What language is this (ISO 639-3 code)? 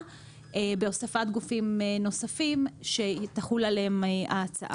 heb